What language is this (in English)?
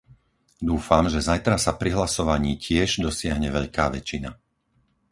Slovak